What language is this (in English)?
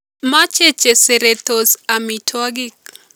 Kalenjin